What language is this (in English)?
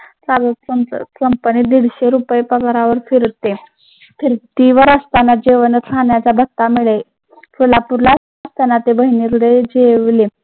Marathi